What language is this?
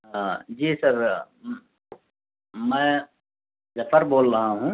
Urdu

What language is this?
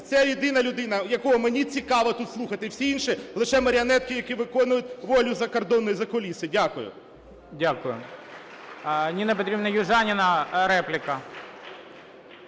Ukrainian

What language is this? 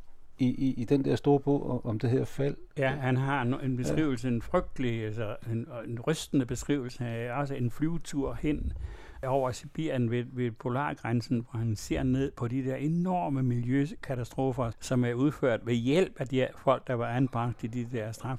Danish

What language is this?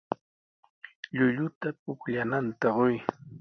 Sihuas Ancash Quechua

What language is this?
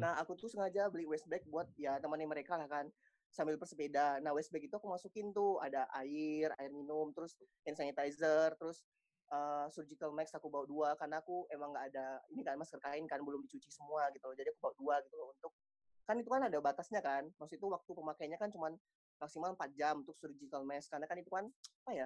Indonesian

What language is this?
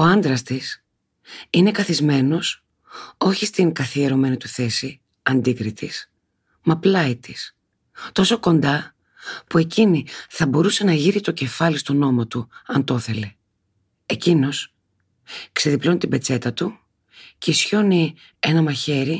Greek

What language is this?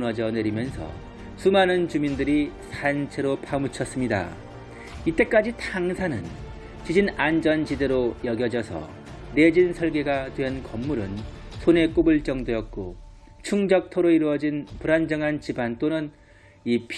Korean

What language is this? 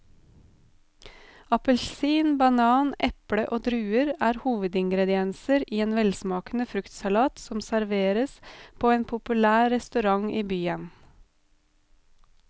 Norwegian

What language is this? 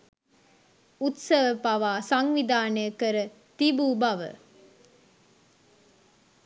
Sinhala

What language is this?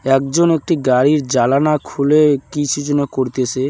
Bangla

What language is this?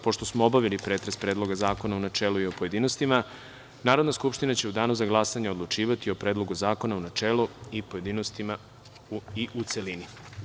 Serbian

